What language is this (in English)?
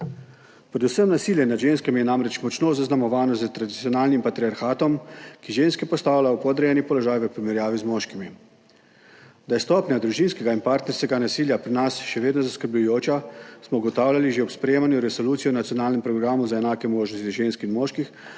Slovenian